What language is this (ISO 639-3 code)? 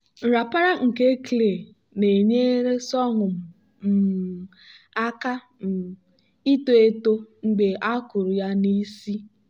ibo